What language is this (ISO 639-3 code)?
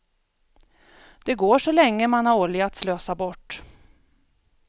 swe